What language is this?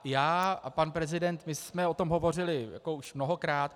Czech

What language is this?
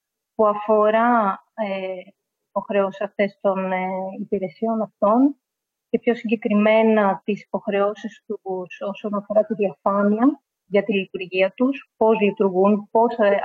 Greek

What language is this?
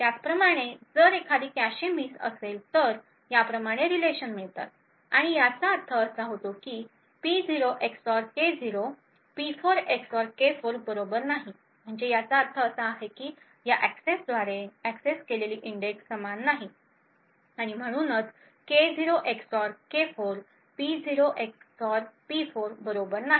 Marathi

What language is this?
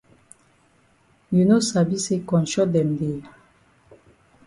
Cameroon Pidgin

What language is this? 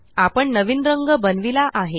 Marathi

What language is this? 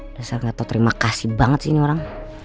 Indonesian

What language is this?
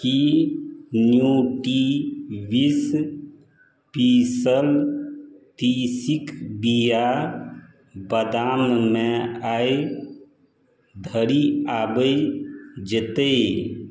Maithili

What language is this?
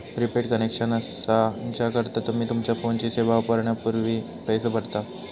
Marathi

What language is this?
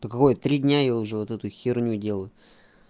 Russian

